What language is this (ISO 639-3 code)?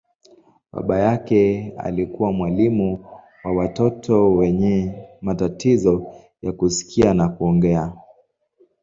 swa